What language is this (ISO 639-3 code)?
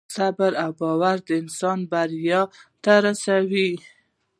pus